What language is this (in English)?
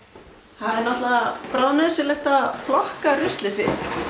Icelandic